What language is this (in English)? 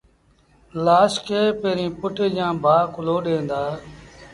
Sindhi Bhil